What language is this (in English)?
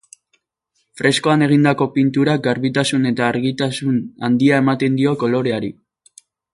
Basque